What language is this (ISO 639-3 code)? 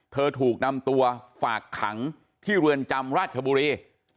tha